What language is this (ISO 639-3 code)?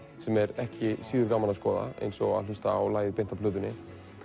isl